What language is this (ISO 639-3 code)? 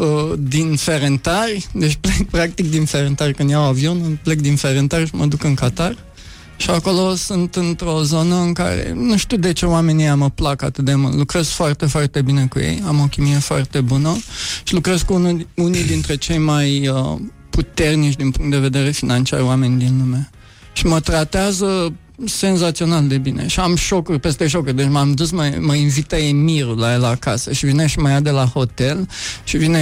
ron